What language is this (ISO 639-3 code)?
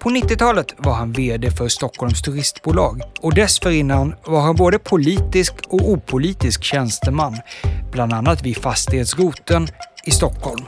swe